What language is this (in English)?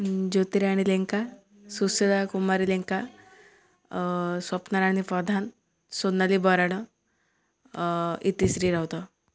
Odia